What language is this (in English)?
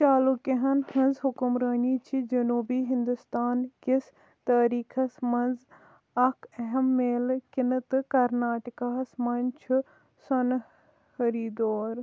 Kashmiri